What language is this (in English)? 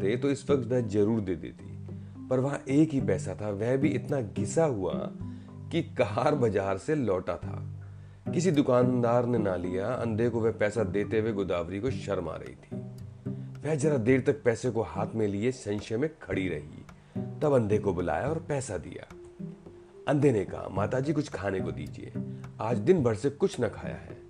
Hindi